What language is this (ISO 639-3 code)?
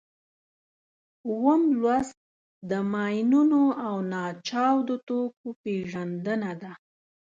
pus